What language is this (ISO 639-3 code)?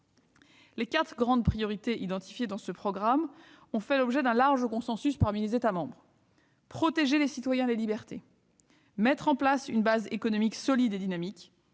fra